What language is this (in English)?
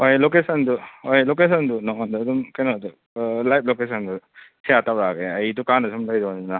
Manipuri